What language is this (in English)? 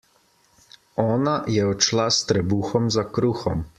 Slovenian